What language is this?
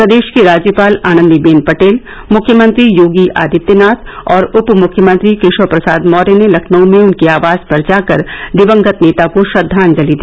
Hindi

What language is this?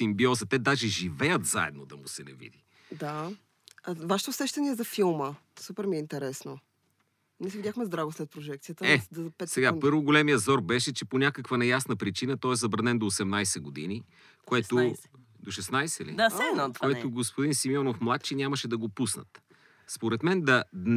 Bulgarian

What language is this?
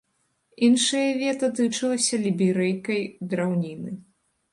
Belarusian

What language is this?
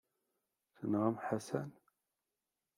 Kabyle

